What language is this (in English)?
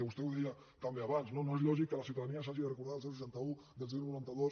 Catalan